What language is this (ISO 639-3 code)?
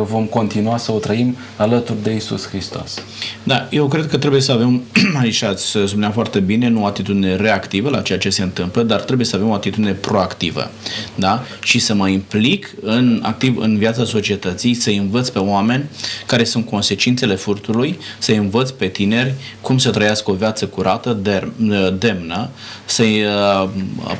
ron